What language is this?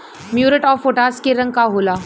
Bhojpuri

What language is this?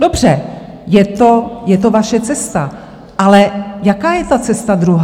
Czech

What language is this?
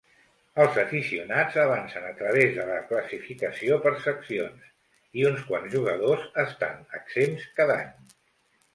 Catalan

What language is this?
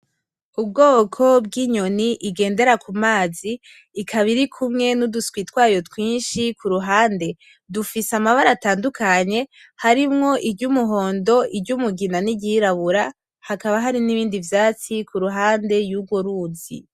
Rundi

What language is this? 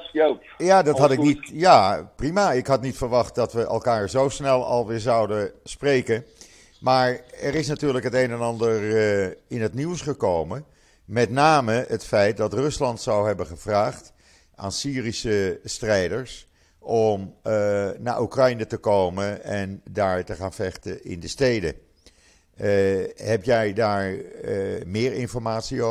Dutch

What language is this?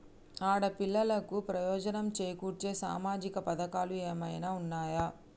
Telugu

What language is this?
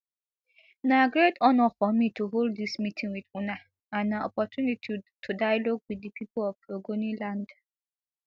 Nigerian Pidgin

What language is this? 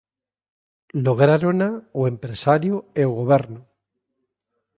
Galician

